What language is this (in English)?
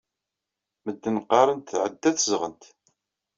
Kabyle